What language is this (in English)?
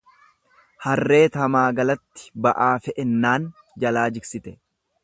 Oromo